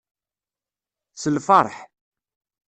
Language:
Kabyle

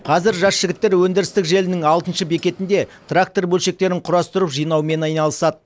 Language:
Kazakh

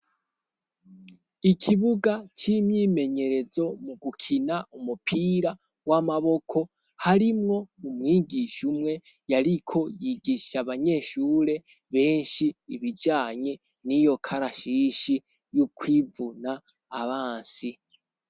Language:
Rundi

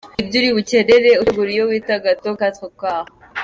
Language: Kinyarwanda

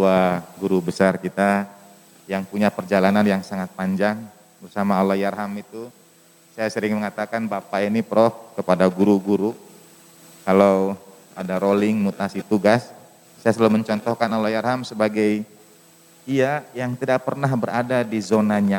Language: Indonesian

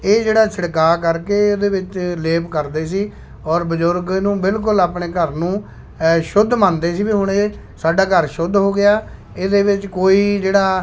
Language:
Punjabi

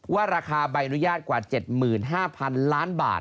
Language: Thai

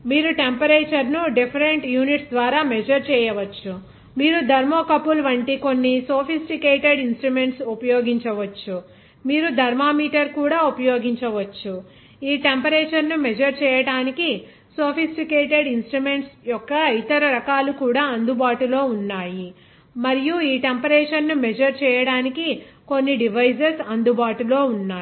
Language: Telugu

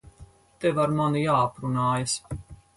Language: Latvian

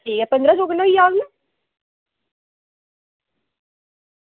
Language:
Dogri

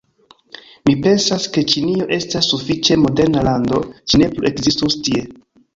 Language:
Esperanto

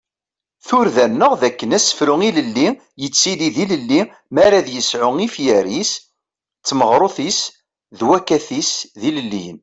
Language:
Kabyle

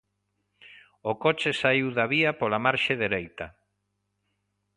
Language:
Galician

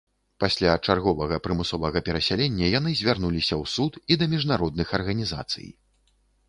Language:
Belarusian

